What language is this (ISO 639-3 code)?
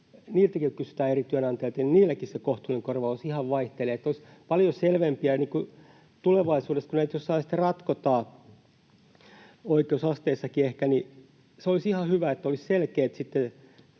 fin